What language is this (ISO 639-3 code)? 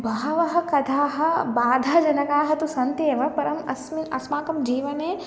san